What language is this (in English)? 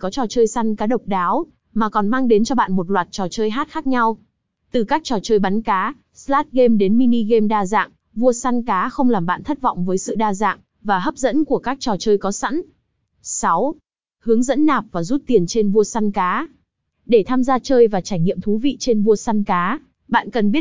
Vietnamese